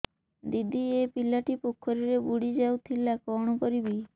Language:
Odia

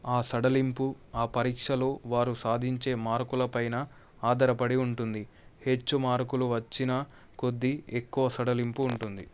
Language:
Telugu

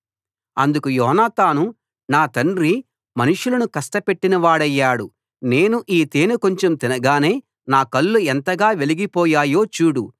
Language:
Telugu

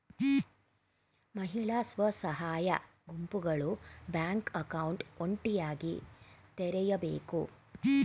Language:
Kannada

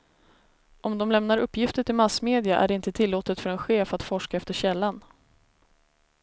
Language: Swedish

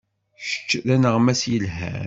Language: Kabyle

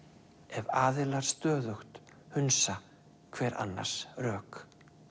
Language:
Icelandic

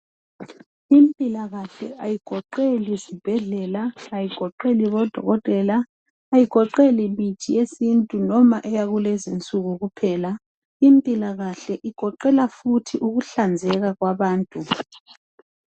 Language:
North Ndebele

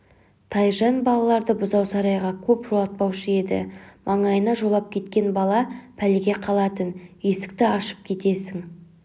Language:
Kazakh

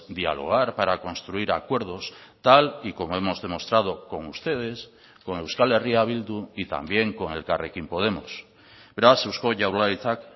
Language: Spanish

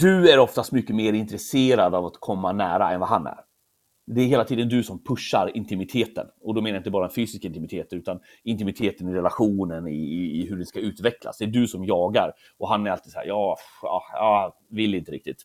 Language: Swedish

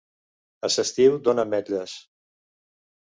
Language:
Catalan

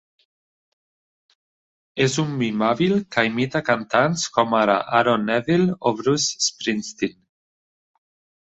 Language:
Catalan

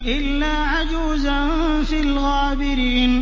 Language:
Arabic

